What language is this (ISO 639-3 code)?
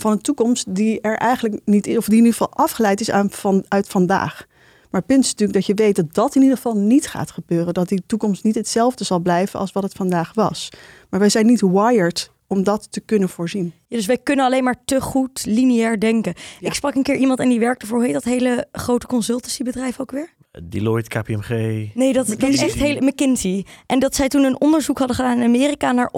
nld